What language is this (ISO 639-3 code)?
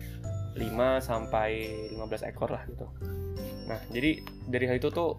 ind